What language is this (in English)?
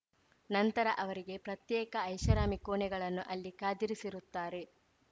Kannada